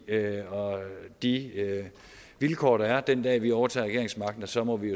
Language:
Danish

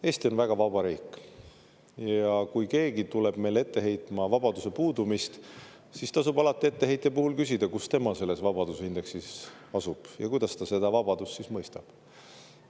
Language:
Estonian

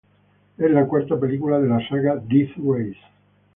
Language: Spanish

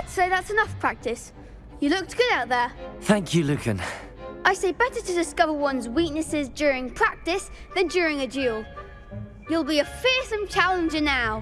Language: English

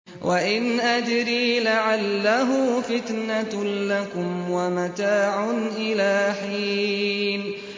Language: Arabic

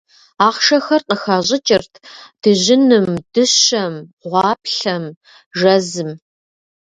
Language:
Kabardian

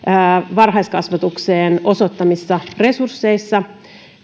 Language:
Finnish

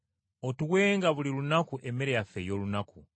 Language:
Ganda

